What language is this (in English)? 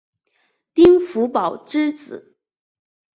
Chinese